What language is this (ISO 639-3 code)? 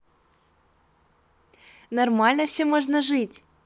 rus